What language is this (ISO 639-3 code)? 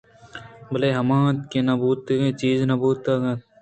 bgp